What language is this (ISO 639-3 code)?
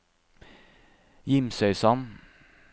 nor